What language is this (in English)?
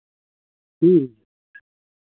Santali